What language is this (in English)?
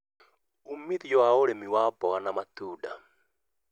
Kikuyu